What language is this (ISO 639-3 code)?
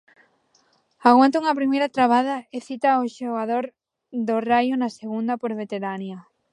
glg